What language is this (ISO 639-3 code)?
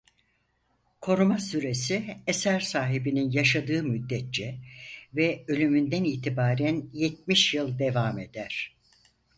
tur